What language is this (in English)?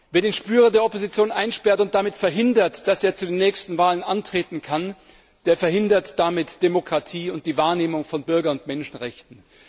German